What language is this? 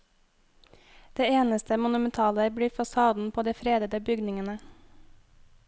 Norwegian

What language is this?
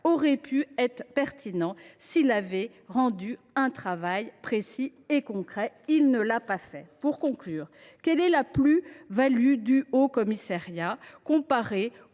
French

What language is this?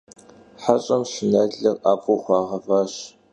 Kabardian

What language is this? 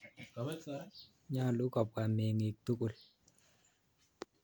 Kalenjin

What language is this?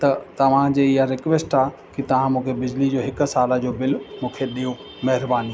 Sindhi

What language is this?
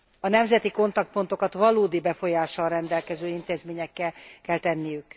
Hungarian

